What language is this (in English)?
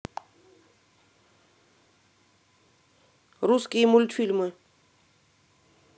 Russian